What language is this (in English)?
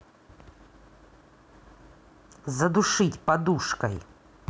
Russian